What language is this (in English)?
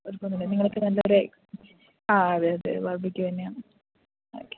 Malayalam